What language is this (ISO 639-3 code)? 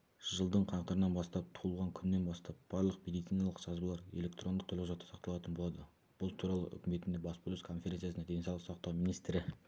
kaz